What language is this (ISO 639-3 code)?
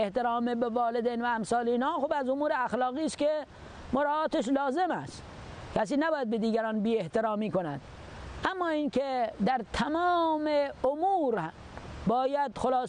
fas